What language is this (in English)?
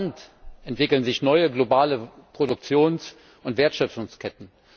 German